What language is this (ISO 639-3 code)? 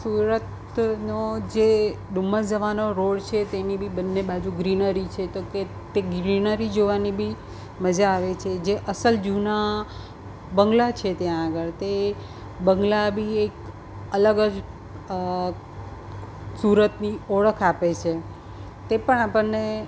guj